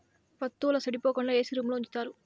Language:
Telugu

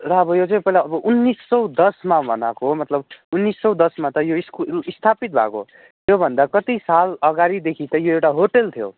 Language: Nepali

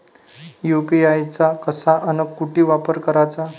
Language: Marathi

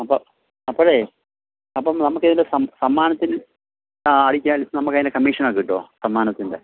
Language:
Malayalam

